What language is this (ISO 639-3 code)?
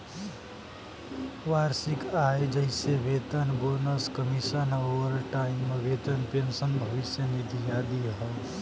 bho